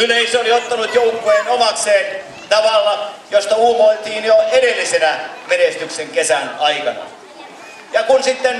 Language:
Finnish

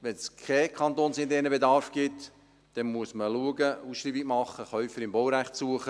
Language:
Swiss German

